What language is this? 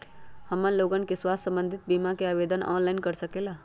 Magahi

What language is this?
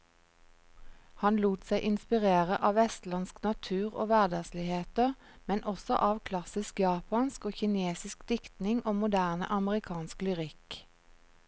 Norwegian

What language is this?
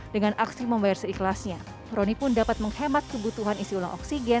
Indonesian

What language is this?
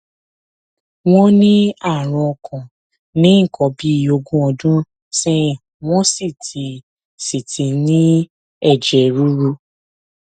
Yoruba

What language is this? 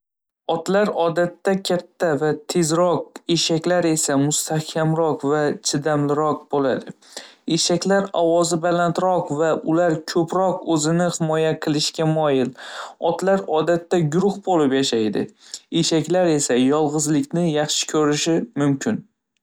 Uzbek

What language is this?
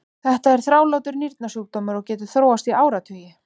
Icelandic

